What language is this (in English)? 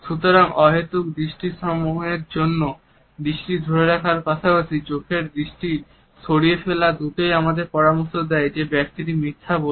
Bangla